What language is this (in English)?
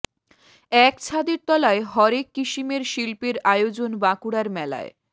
Bangla